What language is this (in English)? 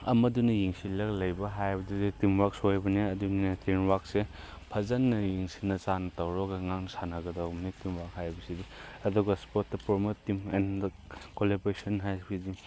Manipuri